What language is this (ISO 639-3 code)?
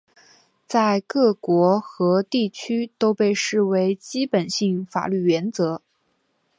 zho